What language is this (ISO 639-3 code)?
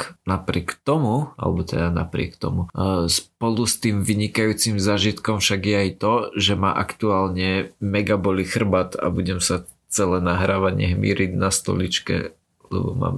slk